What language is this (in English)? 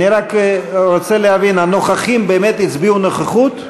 Hebrew